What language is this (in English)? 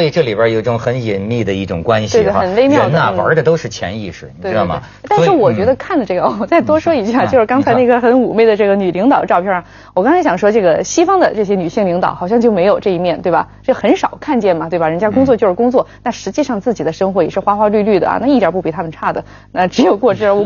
Chinese